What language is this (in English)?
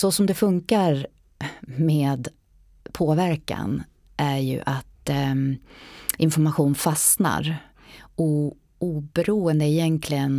Swedish